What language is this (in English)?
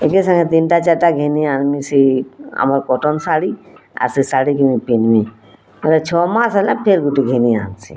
Odia